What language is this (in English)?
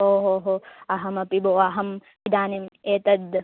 Sanskrit